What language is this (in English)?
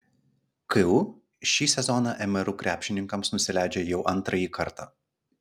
Lithuanian